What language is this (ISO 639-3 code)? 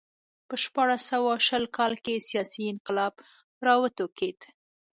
pus